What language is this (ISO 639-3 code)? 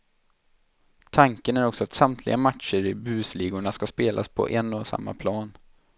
swe